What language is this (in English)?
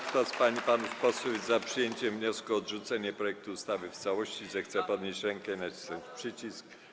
Polish